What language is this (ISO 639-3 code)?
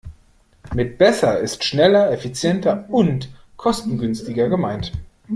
deu